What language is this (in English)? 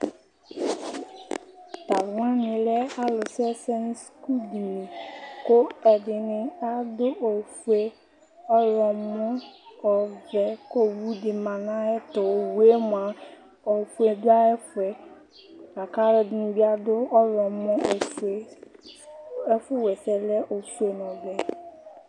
Ikposo